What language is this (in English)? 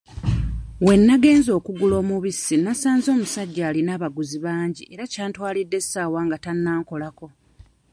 Ganda